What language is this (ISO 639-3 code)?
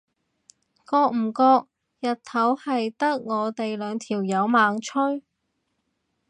yue